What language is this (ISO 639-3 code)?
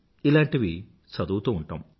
tel